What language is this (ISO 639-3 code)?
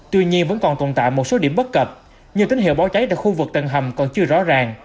vie